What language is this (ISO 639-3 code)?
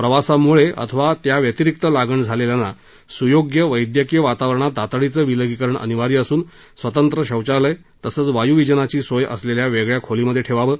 mar